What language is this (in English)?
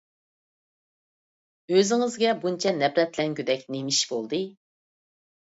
Uyghur